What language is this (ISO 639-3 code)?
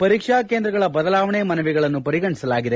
kan